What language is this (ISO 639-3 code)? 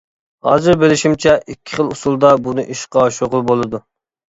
uig